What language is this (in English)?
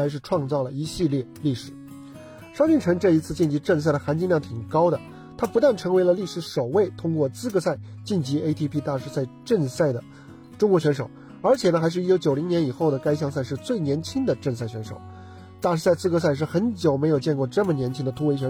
Chinese